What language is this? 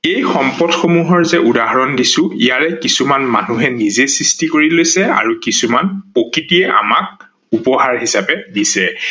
Assamese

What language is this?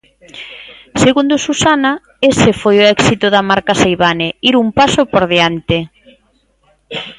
Galician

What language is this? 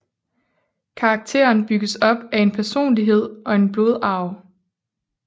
Danish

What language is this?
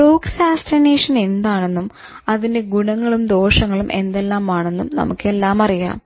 Malayalam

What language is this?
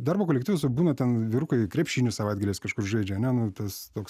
Lithuanian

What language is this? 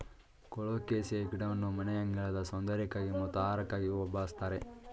Kannada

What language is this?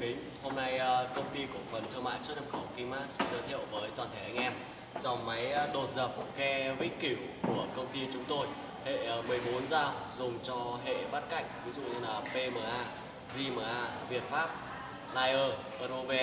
Vietnamese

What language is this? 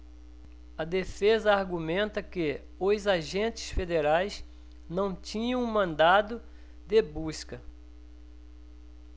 Portuguese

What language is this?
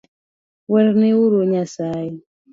Luo (Kenya and Tanzania)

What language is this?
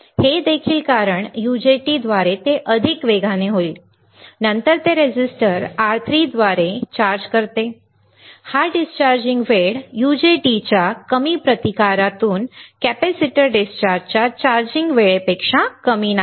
Marathi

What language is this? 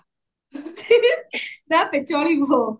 Odia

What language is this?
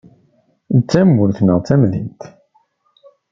Kabyle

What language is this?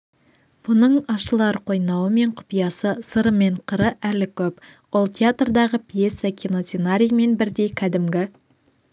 Kazakh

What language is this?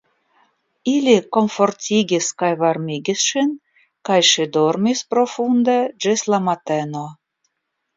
Esperanto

